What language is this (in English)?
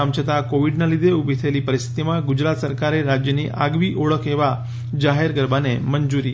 Gujarati